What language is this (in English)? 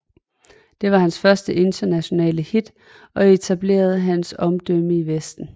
Danish